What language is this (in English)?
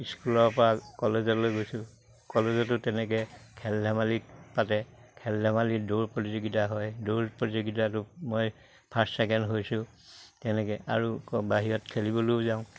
Assamese